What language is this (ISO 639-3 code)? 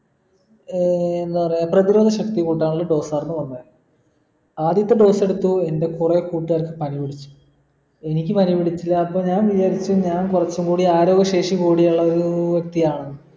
mal